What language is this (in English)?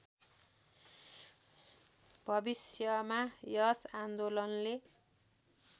Nepali